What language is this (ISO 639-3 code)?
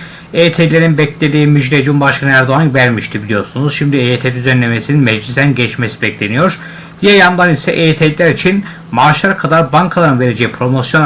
tur